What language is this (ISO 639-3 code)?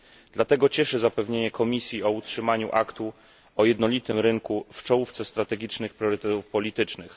pol